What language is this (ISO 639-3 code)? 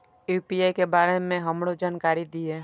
mai